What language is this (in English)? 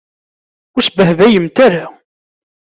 Kabyle